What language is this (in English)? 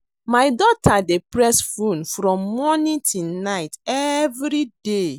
Nigerian Pidgin